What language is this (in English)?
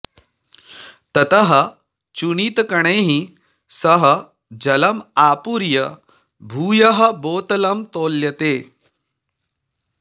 Sanskrit